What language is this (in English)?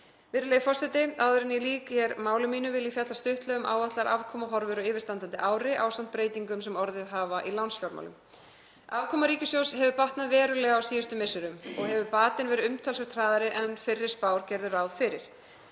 Icelandic